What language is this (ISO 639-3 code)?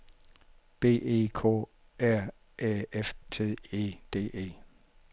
dan